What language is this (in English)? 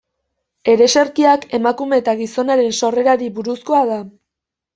Basque